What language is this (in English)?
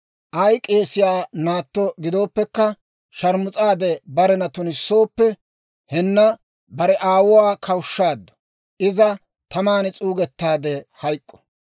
Dawro